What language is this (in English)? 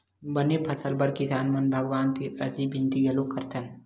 Chhattisgarhi